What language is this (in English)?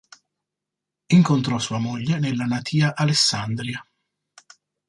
Italian